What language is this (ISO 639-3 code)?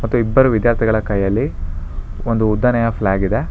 kan